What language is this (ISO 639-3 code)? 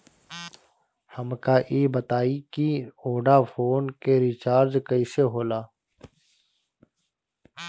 bho